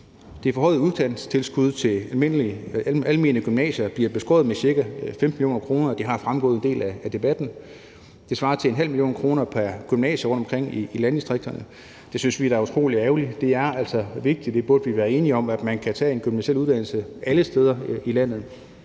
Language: Danish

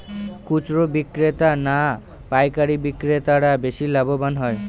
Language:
Bangla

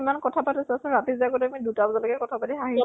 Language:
Assamese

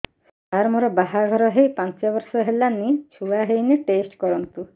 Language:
Odia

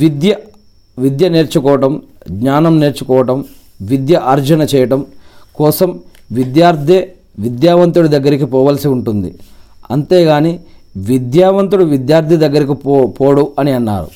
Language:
Telugu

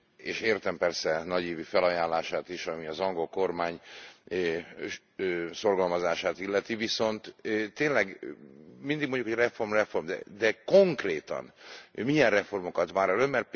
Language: Hungarian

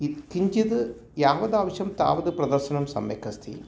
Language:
Sanskrit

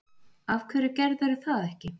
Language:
Icelandic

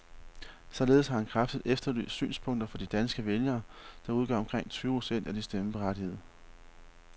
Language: Danish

